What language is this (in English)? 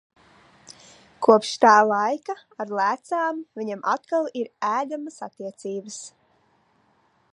Latvian